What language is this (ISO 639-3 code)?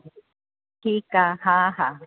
snd